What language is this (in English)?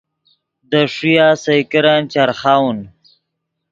Yidgha